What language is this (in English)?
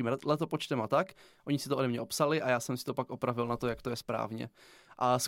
Czech